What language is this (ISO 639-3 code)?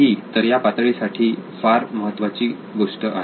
mar